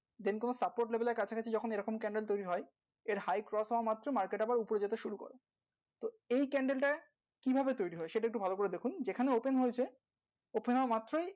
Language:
Bangla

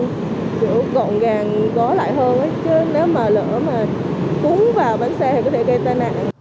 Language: Vietnamese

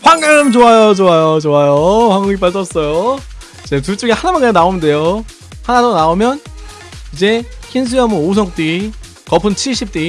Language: Korean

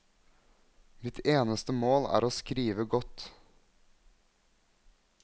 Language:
Norwegian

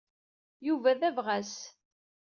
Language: Kabyle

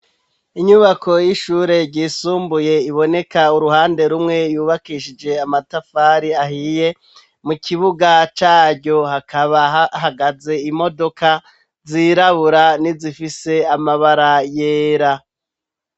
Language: Rundi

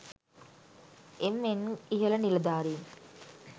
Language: Sinhala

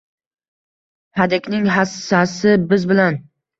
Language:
Uzbek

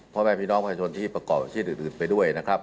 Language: Thai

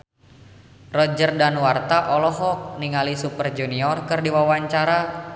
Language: Sundanese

